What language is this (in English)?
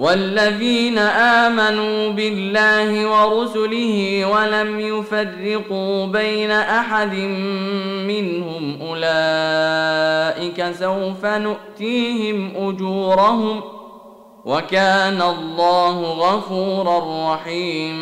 Arabic